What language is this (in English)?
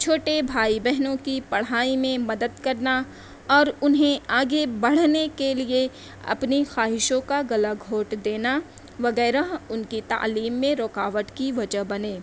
Urdu